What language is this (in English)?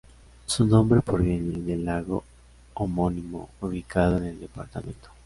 Spanish